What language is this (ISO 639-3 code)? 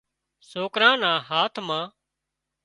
kxp